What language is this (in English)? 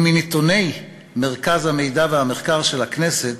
Hebrew